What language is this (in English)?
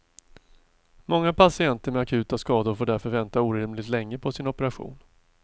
Swedish